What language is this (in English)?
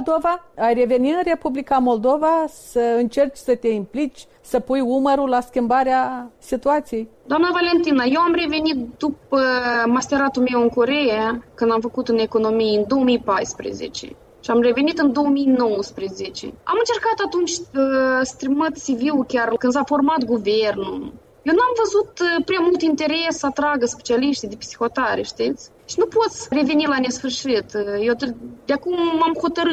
Romanian